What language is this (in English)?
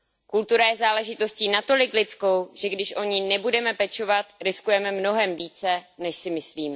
Czech